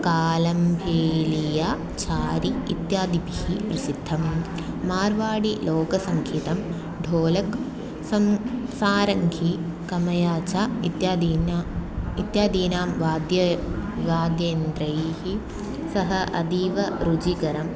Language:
Sanskrit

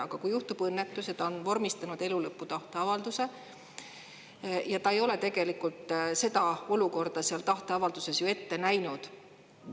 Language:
Estonian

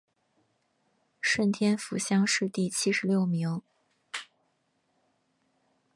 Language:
Chinese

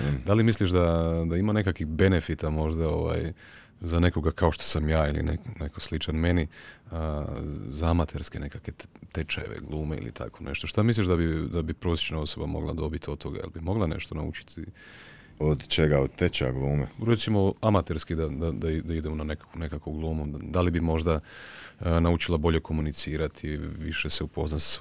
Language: Croatian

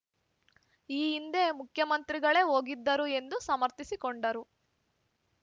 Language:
Kannada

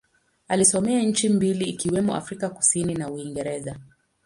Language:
Swahili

